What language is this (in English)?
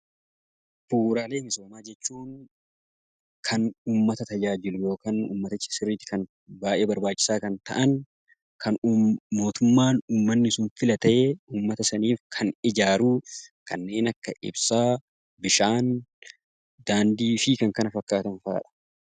Oromo